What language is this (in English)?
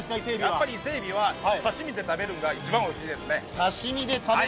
Japanese